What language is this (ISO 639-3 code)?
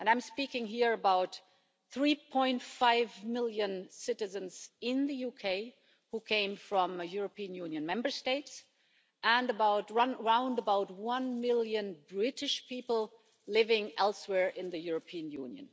eng